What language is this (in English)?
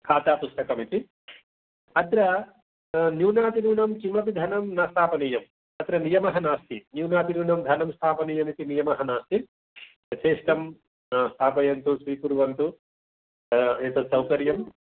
Sanskrit